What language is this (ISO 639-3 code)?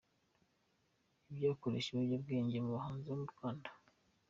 kin